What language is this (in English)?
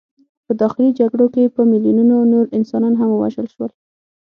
Pashto